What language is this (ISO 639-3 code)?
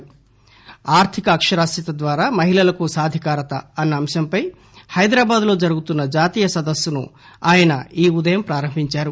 tel